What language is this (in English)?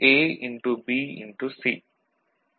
Tamil